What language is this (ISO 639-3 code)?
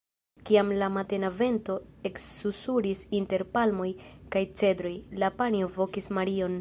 epo